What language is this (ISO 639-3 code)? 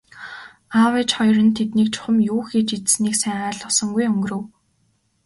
mon